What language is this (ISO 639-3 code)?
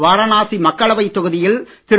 tam